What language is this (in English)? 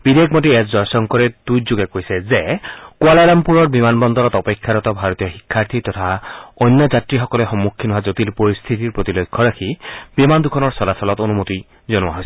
Assamese